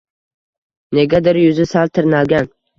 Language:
Uzbek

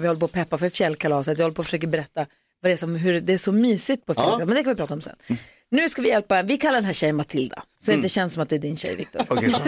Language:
Swedish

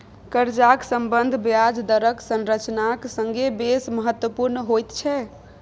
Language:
Maithili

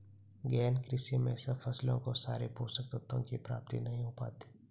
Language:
Hindi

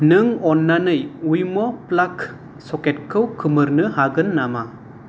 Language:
Bodo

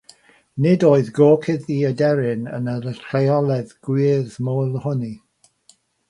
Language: Welsh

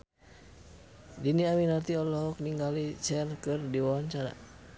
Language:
Sundanese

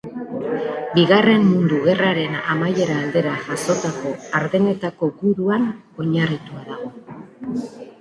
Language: Basque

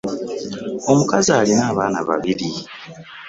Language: Ganda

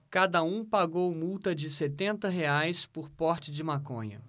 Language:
Portuguese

